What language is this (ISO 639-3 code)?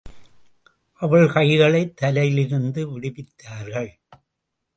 tam